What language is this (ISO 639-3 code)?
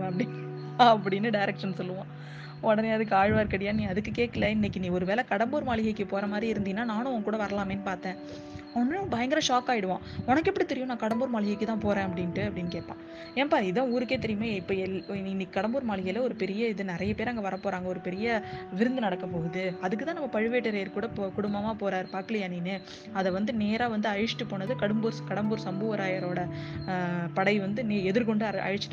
tam